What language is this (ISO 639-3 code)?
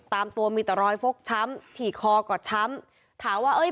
tha